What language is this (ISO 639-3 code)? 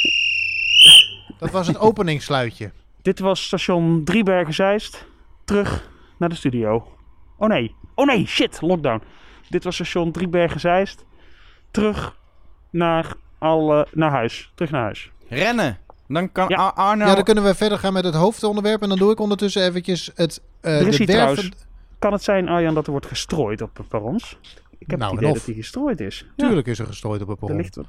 nld